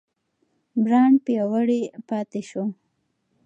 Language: Pashto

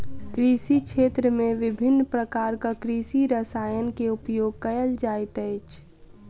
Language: Maithili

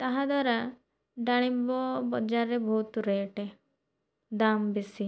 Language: Odia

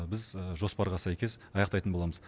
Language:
Kazakh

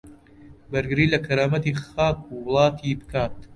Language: Central Kurdish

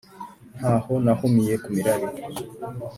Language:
Kinyarwanda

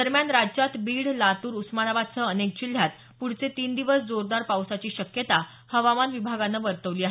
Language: Marathi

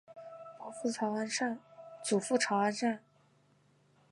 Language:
Chinese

